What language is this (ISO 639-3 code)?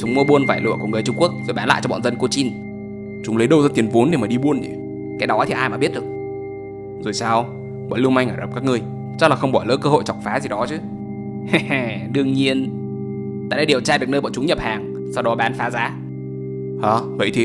vie